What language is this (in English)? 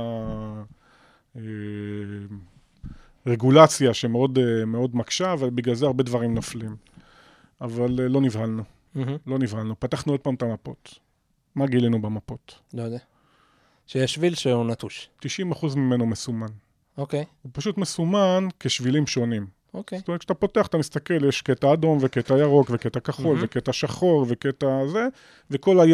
Hebrew